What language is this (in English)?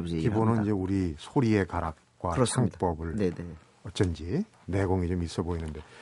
Korean